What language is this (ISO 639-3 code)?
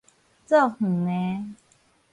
nan